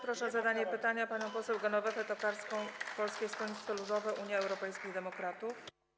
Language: Polish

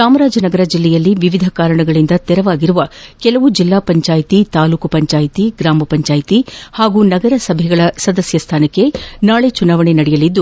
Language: Kannada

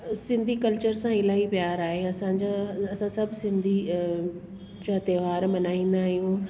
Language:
Sindhi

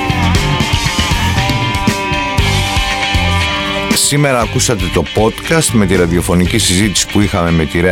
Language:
Greek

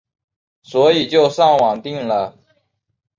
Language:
Chinese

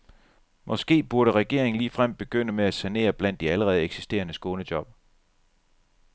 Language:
Danish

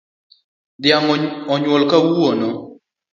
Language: Luo (Kenya and Tanzania)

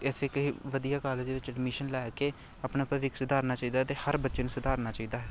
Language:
Punjabi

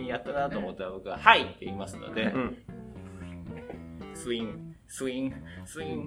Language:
Japanese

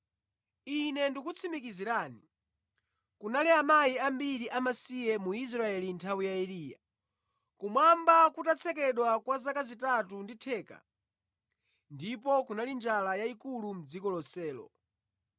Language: Nyanja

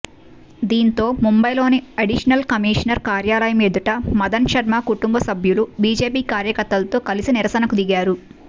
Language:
Telugu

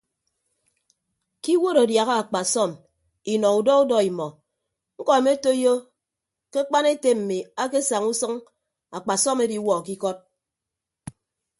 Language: Ibibio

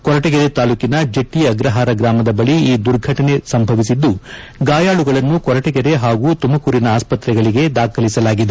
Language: Kannada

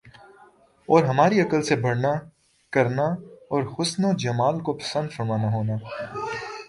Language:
Urdu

